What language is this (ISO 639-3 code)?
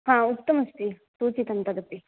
san